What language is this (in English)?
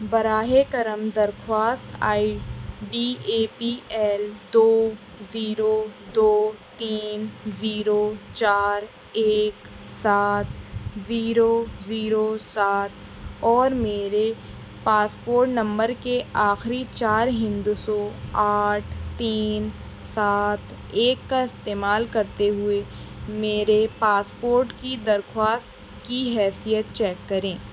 Urdu